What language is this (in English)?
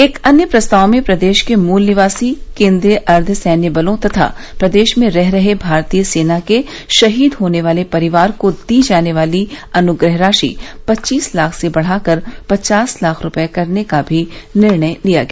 Hindi